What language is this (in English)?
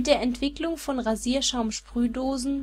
German